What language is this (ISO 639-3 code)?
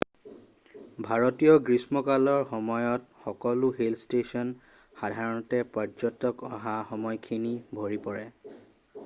asm